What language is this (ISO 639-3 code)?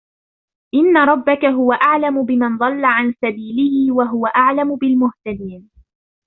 ara